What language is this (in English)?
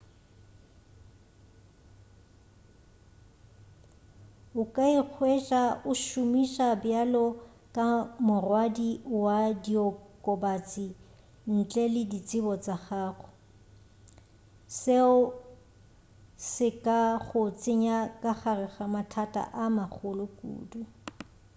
Northern Sotho